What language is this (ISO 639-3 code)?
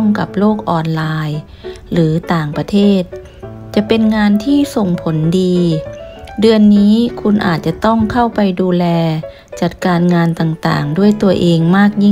tha